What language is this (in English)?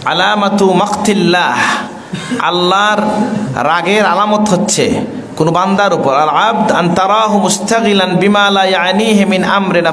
Indonesian